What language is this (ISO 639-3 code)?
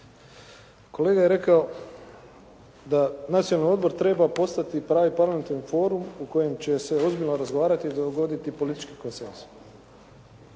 hrv